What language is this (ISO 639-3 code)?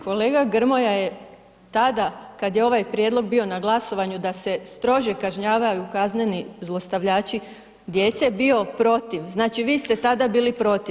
hrv